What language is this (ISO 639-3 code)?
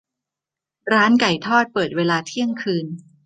tha